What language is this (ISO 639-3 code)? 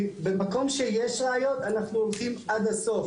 heb